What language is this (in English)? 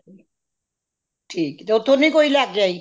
Punjabi